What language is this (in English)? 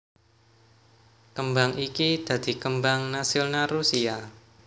Javanese